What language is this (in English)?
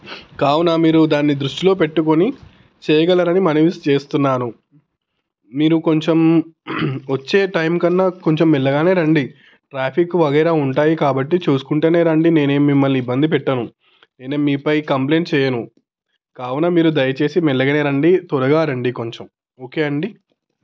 Telugu